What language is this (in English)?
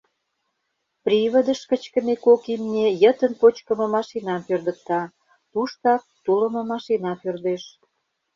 Mari